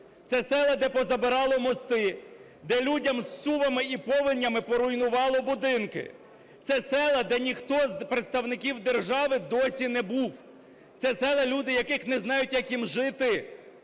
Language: Ukrainian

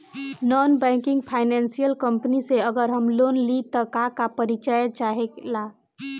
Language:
Bhojpuri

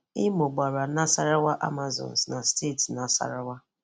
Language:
Igbo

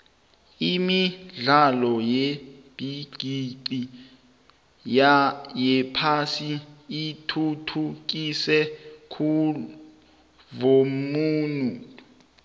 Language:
South Ndebele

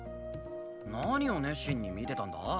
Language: Japanese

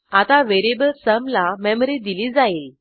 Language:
Marathi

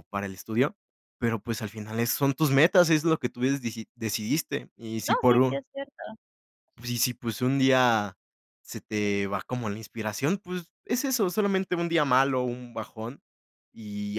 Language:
Spanish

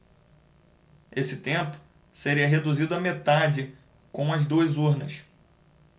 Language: Portuguese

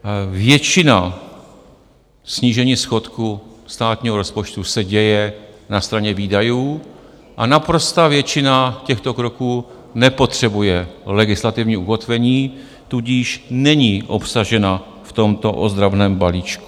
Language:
Czech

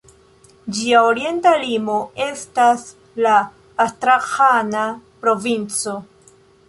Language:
Esperanto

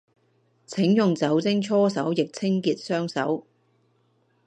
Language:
Cantonese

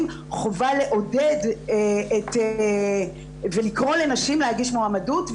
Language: Hebrew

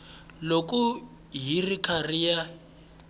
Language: Tsonga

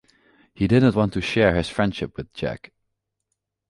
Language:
English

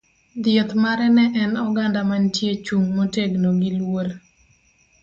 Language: Luo (Kenya and Tanzania)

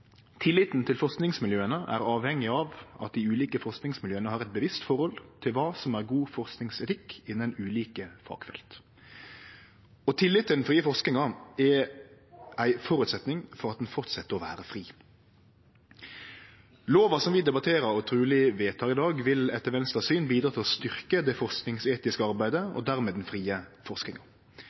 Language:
Norwegian Nynorsk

